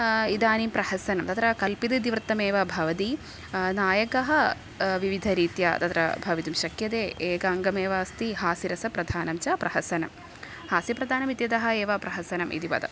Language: Sanskrit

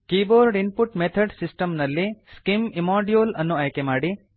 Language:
Kannada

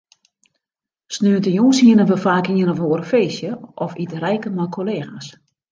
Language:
Western Frisian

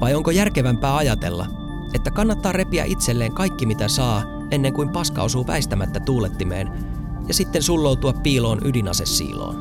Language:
Finnish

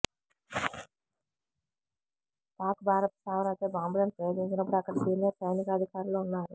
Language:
Telugu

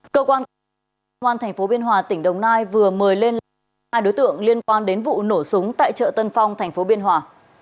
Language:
Vietnamese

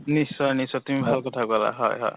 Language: Assamese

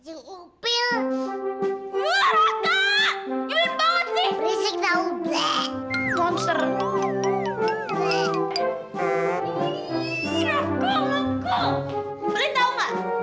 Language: Indonesian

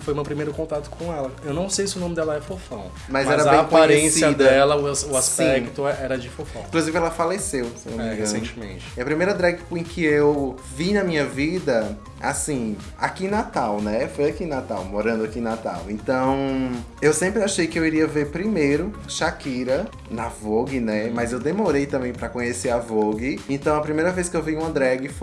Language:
Portuguese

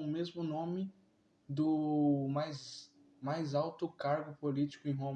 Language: Portuguese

